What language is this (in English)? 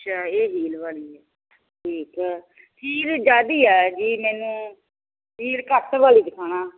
Punjabi